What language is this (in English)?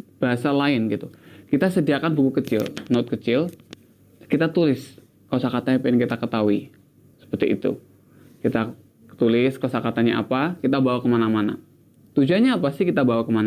Indonesian